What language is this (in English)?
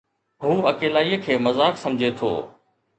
Sindhi